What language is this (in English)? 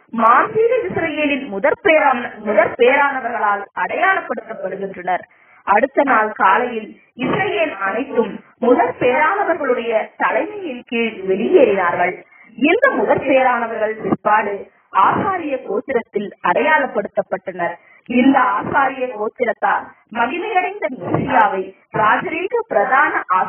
Tamil